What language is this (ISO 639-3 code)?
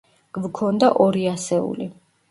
kat